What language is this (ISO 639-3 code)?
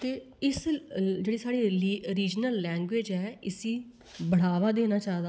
doi